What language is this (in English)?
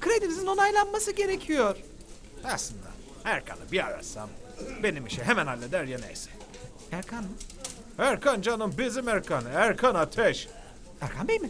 Turkish